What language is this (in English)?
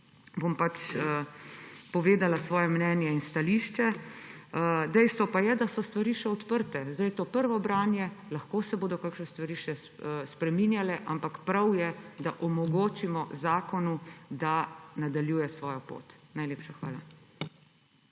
Slovenian